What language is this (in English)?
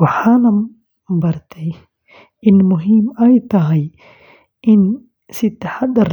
Somali